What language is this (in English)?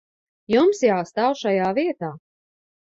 Latvian